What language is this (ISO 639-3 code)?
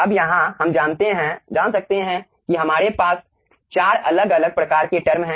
hin